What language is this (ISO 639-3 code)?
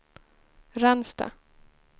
swe